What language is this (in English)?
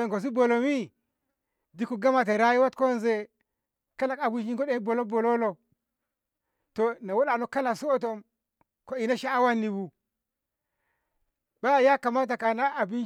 Ngamo